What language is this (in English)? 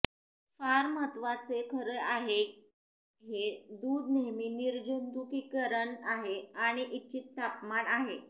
Marathi